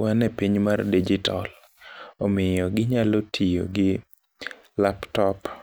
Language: Luo (Kenya and Tanzania)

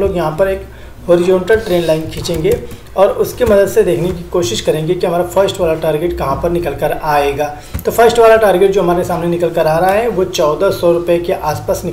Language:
Hindi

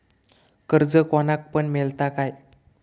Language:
Marathi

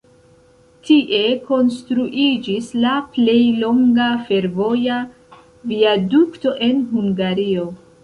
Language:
Esperanto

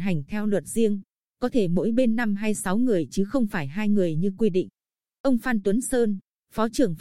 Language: Vietnamese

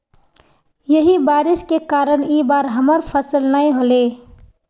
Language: Magahi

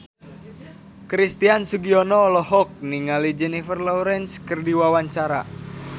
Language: Sundanese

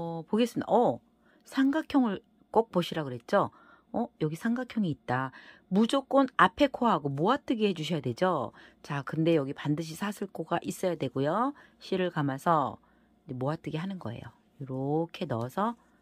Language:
Korean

